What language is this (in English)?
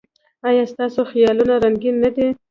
Pashto